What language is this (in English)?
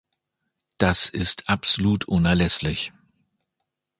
German